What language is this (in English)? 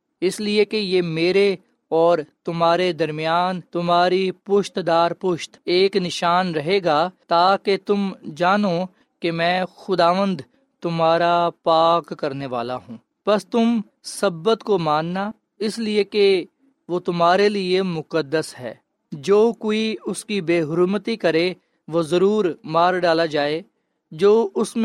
Urdu